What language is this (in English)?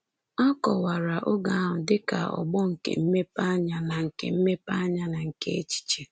Igbo